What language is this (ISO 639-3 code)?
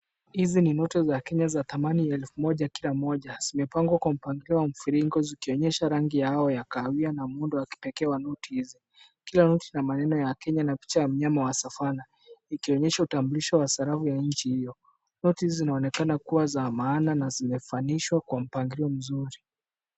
swa